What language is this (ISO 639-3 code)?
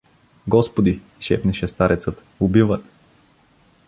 bul